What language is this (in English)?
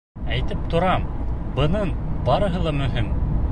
Bashkir